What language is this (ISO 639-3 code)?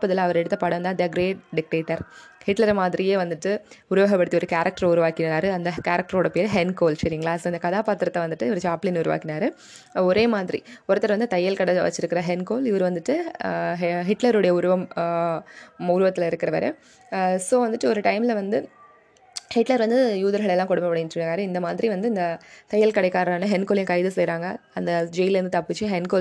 tam